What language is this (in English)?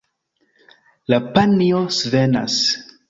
Esperanto